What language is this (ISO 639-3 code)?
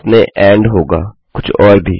hin